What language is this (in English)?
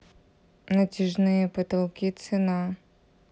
Russian